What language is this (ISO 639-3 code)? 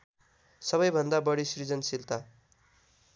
nep